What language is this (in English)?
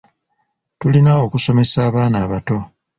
Ganda